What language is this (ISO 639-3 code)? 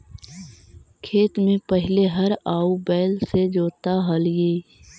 mag